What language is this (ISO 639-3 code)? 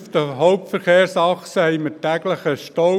gsw